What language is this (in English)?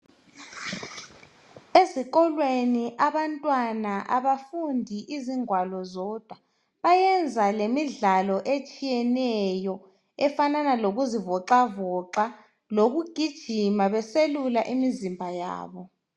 North Ndebele